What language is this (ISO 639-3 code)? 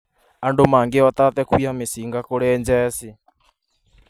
kik